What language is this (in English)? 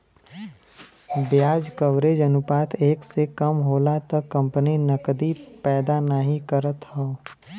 Bhojpuri